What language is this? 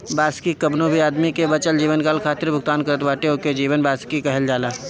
Bhojpuri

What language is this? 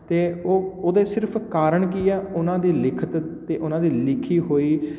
Punjabi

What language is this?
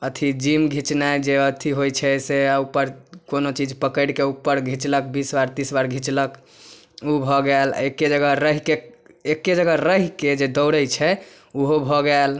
Maithili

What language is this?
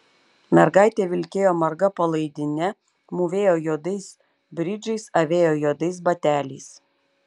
Lithuanian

